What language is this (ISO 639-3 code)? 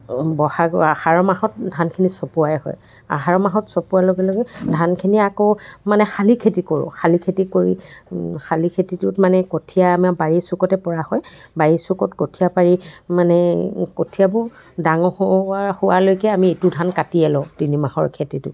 asm